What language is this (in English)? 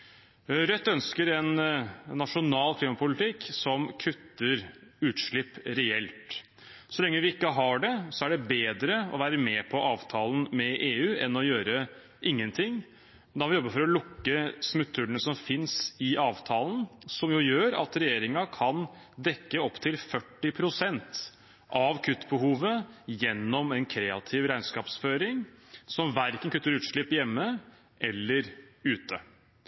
Norwegian Bokmål